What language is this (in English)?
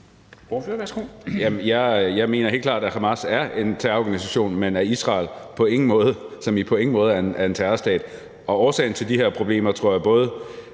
Danish